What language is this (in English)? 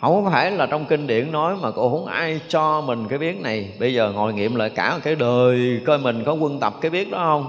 Vietnamese